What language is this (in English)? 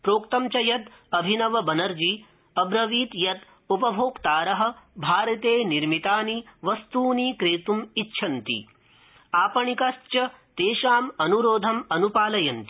Sanskrit